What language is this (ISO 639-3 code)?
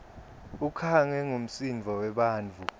ssw